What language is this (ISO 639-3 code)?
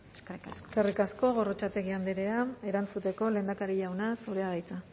eus